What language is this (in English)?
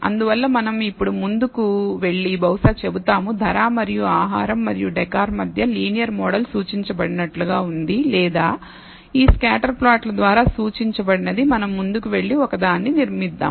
Telugu